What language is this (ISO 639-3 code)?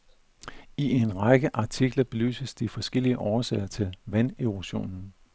dan